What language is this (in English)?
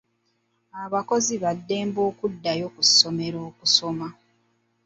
Ganda